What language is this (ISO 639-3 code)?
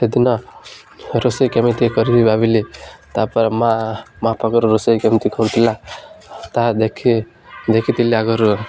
ori